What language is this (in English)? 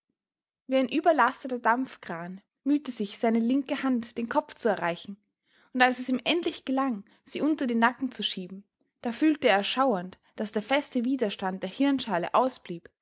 German